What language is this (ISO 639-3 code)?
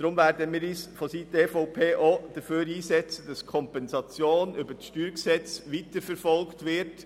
gsw